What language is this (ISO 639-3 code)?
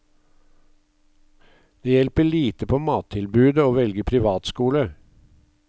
nor